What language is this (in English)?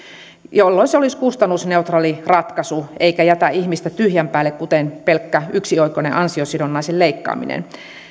Finnish